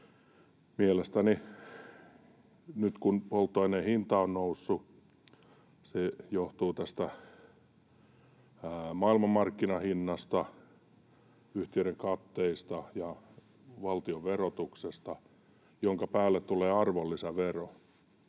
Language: Finnish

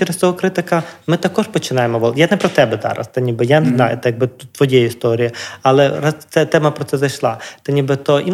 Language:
Ukrainian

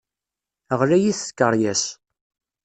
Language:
Kabyle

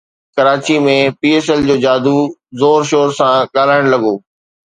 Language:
Sindhi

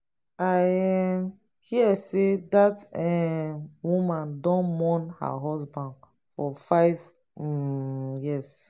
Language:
Nigerian Pidgin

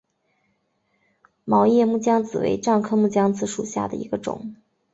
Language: Chinese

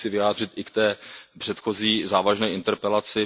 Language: Czech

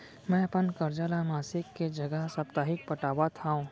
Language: Chhattisgarhi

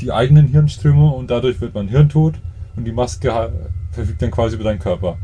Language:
German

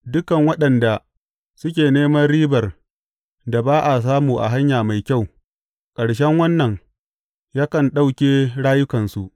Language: Hausa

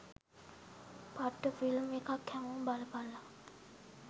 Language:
Sinhala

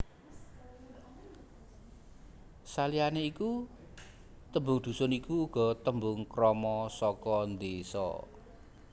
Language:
Javanese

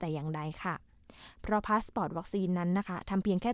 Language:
Thai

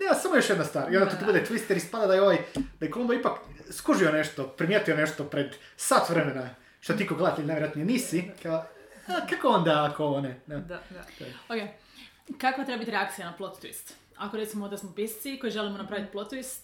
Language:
Croatian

